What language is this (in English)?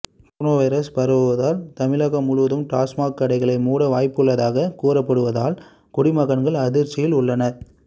Tamil